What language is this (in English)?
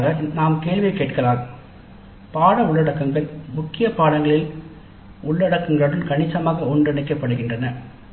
Tamil